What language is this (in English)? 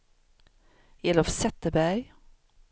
Swedish